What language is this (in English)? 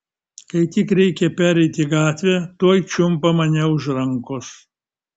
Lithuanian